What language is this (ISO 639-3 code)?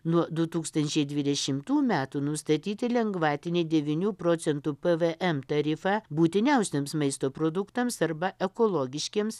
lit